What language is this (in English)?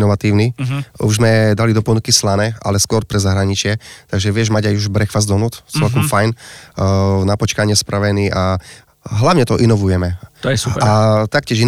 Slovak